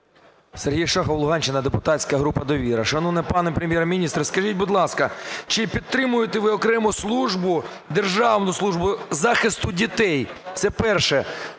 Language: Ukrainian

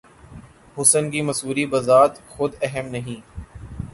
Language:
Urdu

